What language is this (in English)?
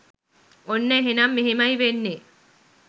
Sinhala